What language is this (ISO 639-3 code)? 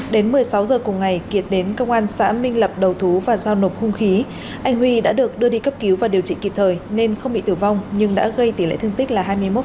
vie